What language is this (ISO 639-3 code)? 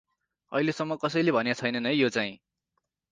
nep